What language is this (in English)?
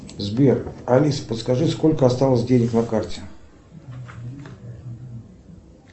Russian